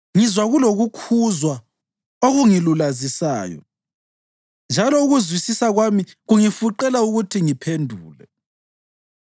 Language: North Ndebele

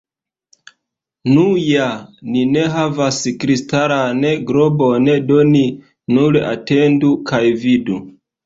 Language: Esperanto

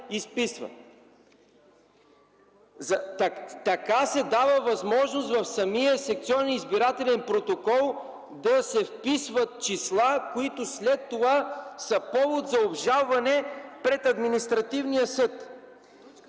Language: Bulgarian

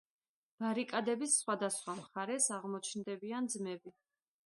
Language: Georgian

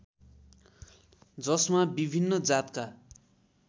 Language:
Nepali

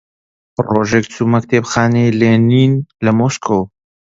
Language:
Central Kurdish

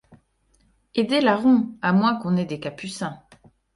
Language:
French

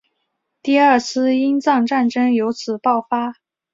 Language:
Chinese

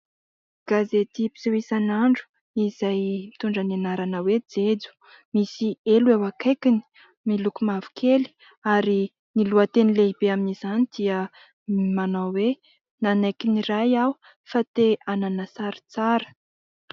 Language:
Malagasy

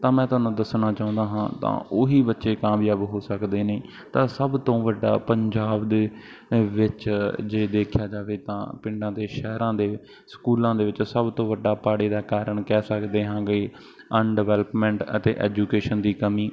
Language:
Punjabi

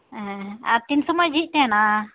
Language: Santali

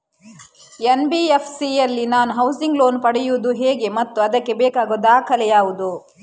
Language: Kannada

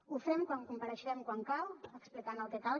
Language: Catalan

